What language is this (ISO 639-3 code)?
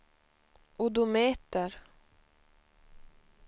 swe